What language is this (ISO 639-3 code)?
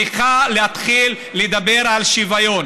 heb